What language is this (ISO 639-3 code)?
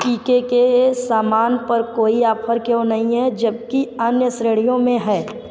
hin